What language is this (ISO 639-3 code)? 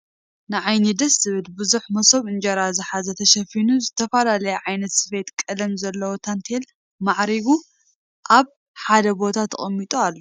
tir